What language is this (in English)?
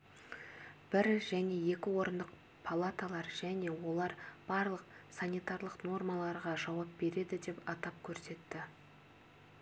Kazakh